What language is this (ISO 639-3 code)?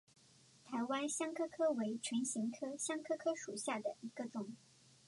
zho